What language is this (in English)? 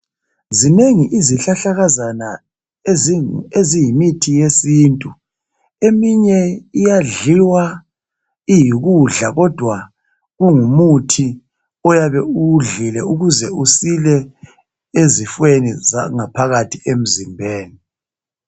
North Ndebele